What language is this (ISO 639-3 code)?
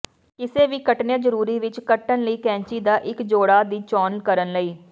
pan